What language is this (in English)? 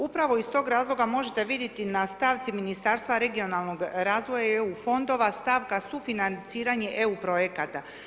Croatian